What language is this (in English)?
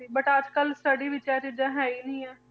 Punjabi